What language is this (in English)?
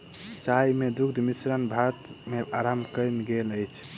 Maithili